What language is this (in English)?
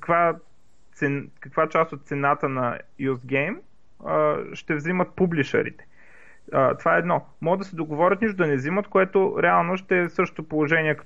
Bulgarian